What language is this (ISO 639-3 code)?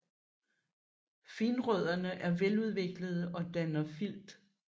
dan